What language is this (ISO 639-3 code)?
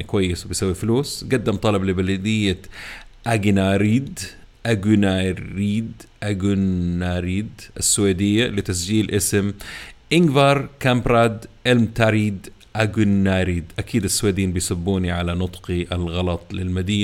ara